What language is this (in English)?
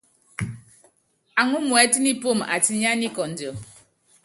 Yangben